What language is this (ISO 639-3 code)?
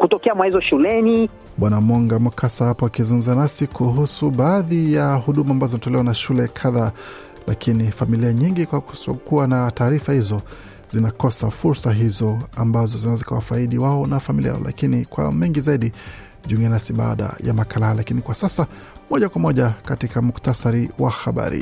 swa